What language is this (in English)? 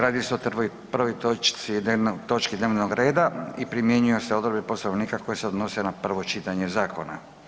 Croatian